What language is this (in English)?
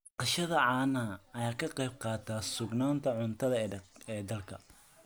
Somali